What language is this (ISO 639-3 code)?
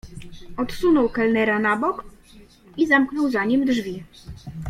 pol